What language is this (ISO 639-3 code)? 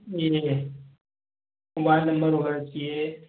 hin